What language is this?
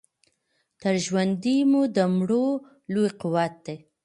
Pashto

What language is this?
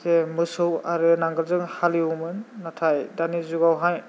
Bodo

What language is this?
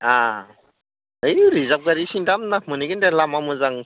Bodo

